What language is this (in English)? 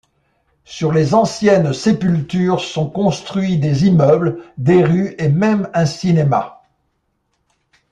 French